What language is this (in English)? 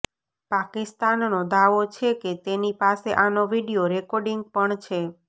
Gujarati